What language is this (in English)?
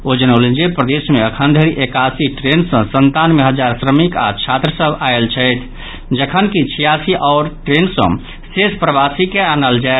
Maithili